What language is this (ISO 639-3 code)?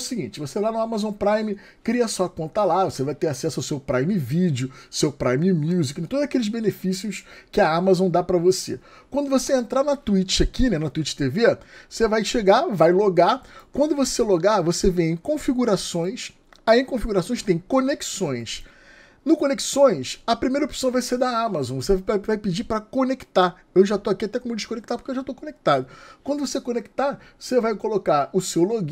por